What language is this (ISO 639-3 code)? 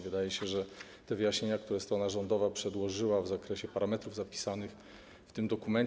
pol